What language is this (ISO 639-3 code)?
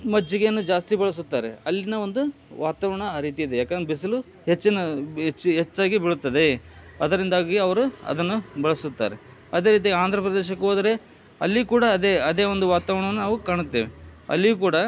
kan